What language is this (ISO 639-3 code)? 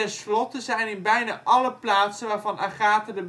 nld